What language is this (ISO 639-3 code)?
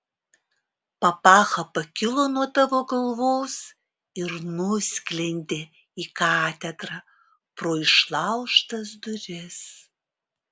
lit